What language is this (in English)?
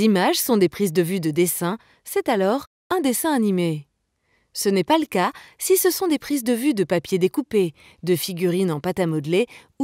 French